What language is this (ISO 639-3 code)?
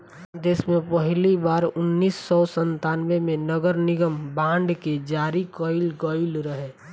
bho